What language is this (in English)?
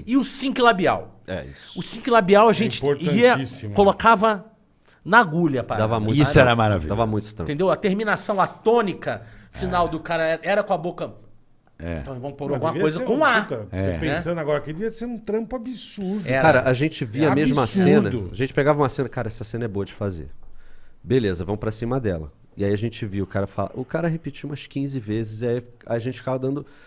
Portuguese